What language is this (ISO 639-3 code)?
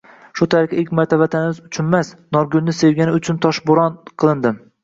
uzb